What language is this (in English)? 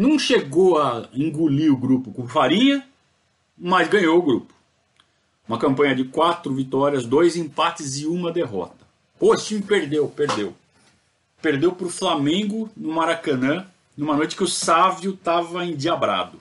Portuguese